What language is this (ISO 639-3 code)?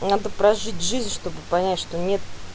rus